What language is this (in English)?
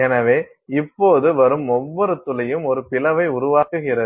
Tamil